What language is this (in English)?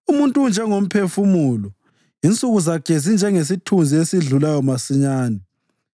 North Ndebele